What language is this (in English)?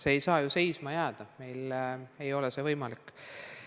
Estonian